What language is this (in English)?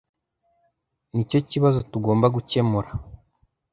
Kinyarwanda